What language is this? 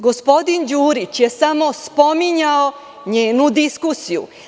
Serbian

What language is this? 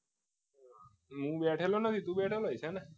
Gujarati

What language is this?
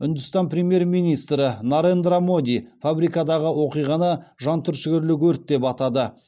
Kazakh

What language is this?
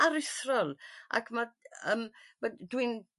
Welsh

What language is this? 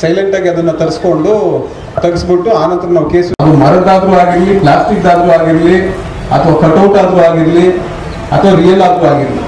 Kannada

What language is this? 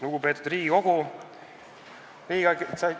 Estonian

